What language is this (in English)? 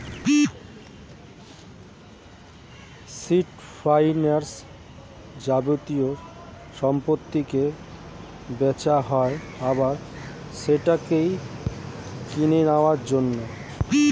Bangla